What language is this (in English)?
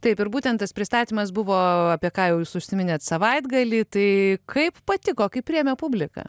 Lithuanian